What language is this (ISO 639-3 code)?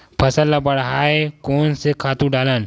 hne